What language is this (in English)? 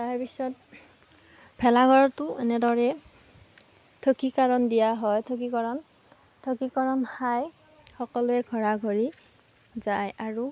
Assamese